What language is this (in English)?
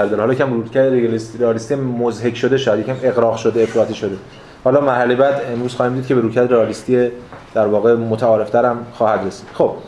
Persian